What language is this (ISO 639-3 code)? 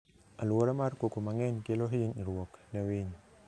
luo